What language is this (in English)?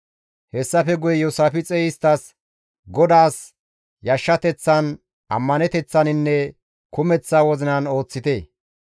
Gamo